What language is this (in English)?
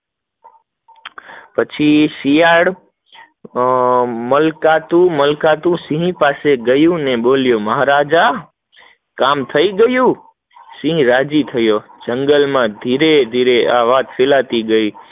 Gujarati